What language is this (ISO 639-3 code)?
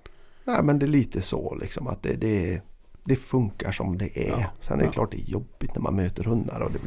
swe